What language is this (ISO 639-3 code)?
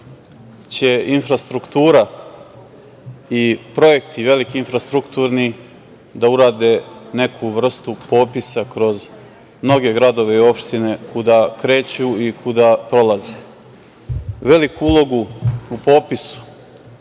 srp